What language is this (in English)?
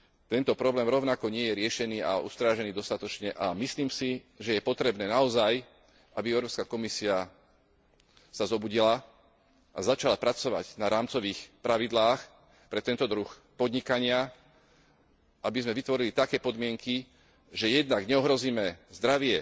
Slovak